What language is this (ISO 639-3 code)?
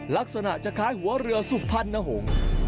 tha